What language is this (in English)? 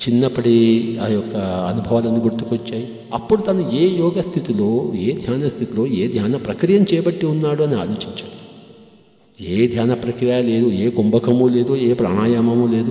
Hindi